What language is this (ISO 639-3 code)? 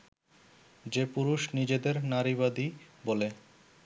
ben